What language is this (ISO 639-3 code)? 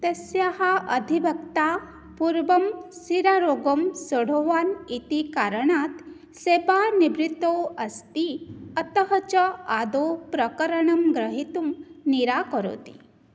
san